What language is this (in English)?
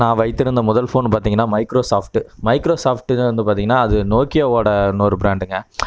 Tamil